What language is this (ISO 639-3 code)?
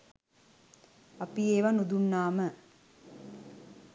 sin